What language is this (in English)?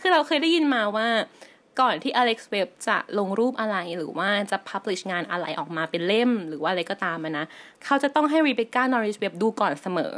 Thai